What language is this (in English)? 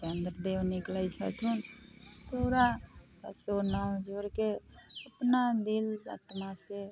Maithili